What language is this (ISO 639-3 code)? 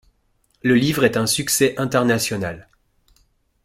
fra